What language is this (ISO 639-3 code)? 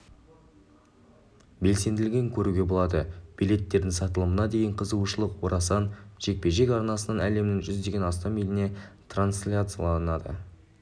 kaz